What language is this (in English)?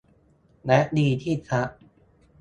Thai